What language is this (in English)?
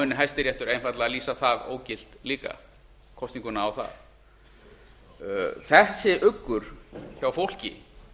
Icelandic